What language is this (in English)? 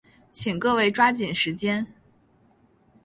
Chinese